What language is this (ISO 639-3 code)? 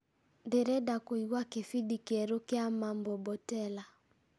kik